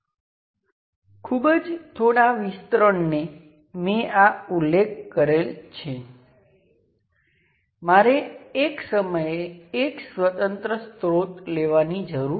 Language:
Gujarati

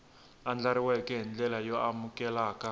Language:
Tsonga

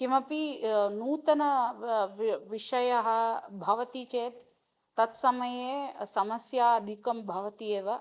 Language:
Sanskrit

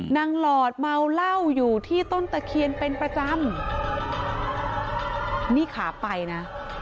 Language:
Thai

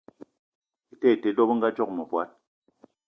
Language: Eton (Cameroon)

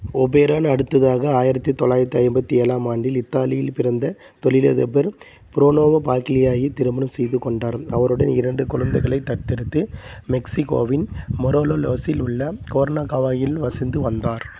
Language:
Tamil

